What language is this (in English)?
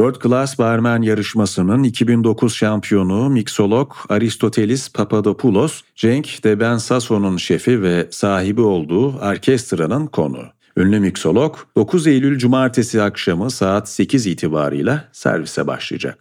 Turkish